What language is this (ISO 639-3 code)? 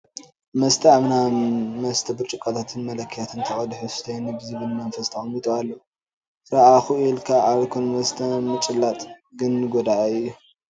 tir